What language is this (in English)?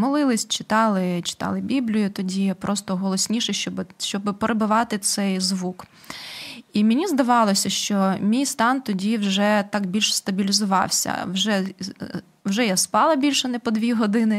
Ukrainian